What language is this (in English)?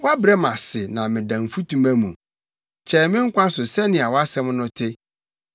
Akan